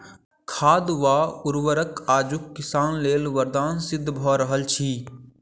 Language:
Maithili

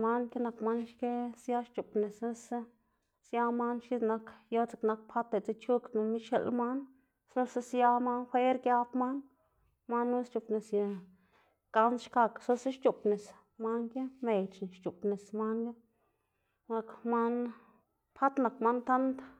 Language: Xanaguía Zapotec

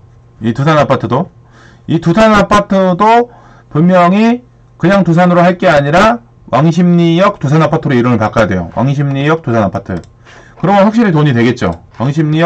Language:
Korean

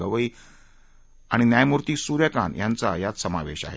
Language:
Marathi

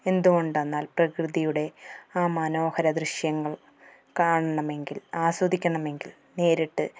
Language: Malayalam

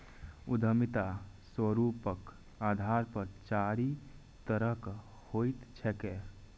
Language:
Maithili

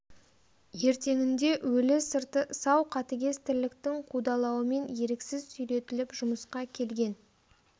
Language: Kazakh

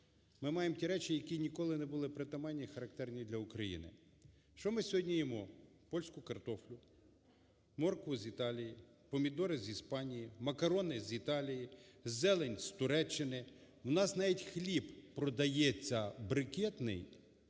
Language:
Ukrainian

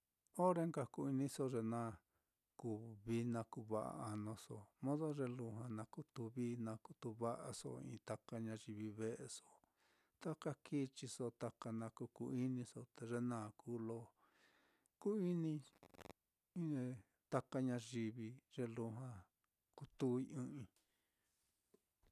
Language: Mitlatongo Mixtec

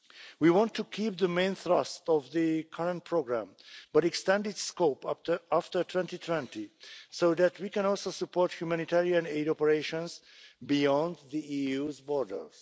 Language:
English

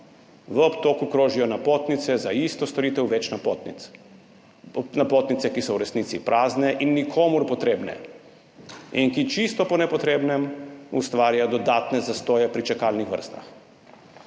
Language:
Slovenian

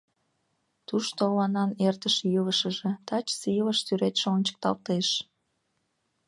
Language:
Mari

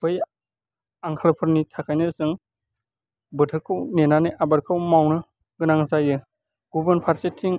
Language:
Bodo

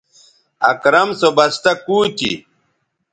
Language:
Bateri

